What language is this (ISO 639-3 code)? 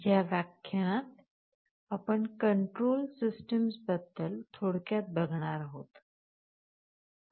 mar